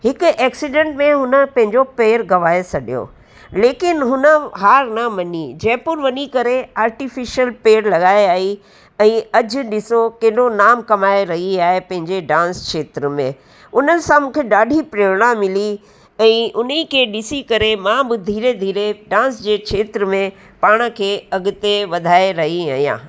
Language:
Sindhi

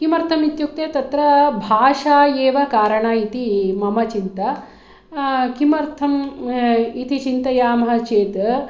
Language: Sanskrit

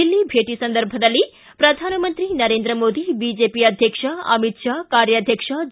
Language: Kannada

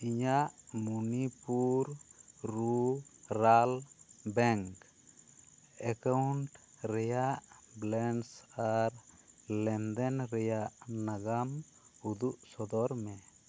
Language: Santali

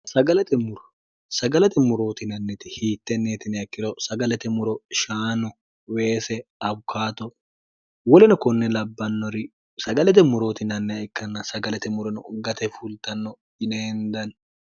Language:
Sidamo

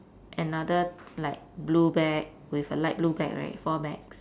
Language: English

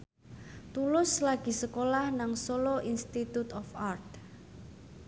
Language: Javanese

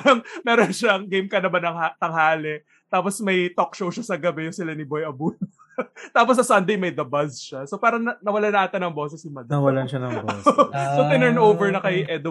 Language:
Filipino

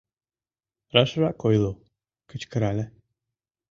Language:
Mari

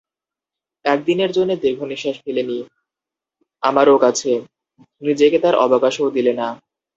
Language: Bangla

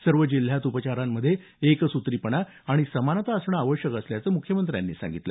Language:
Marathi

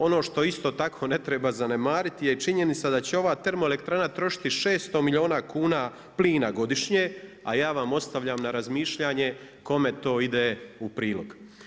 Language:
Croatian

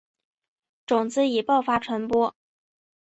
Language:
Chinese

